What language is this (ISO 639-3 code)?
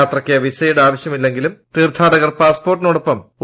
mal